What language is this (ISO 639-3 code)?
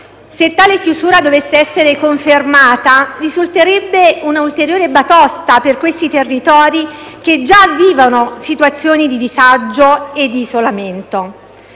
ita